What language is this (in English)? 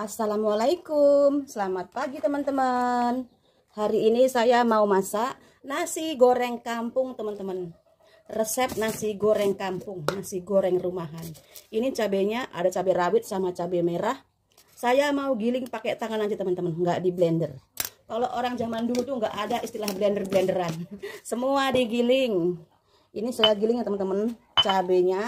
Indonesian